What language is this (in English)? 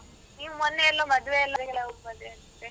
Kannada